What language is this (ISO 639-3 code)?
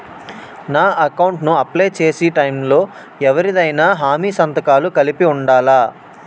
tel